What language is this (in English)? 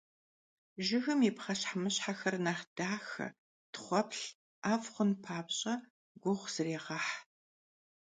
Kabardian